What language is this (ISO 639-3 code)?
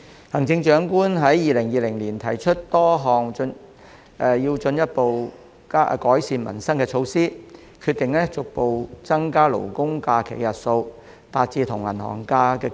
yue